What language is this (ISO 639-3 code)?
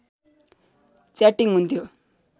nep